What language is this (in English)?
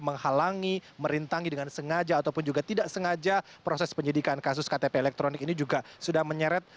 Indonesian